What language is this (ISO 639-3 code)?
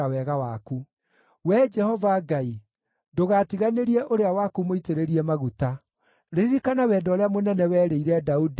kik